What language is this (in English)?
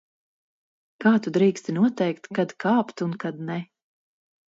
Latvian